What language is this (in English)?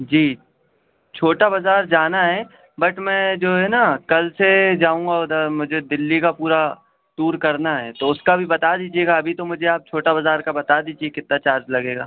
Urdu